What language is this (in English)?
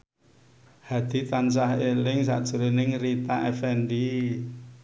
Javanese